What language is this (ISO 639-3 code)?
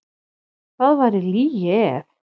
isl